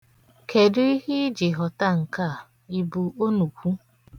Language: Igbo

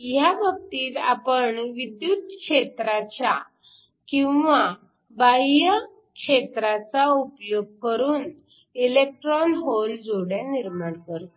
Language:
Marathi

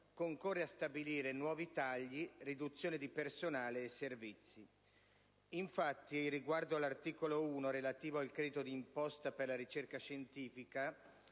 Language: Italian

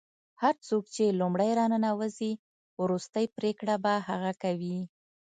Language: Pashto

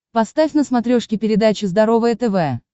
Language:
Russian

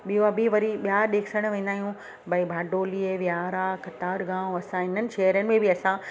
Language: Sindhi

